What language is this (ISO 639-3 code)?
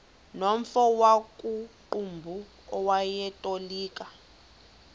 xho